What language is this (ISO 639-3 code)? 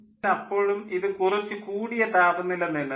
mal